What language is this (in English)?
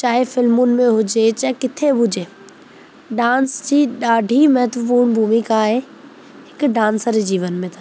Sindhi